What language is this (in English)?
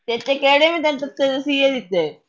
Punjabi